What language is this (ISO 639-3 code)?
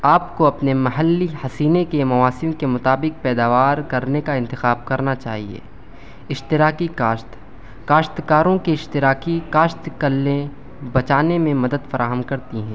urd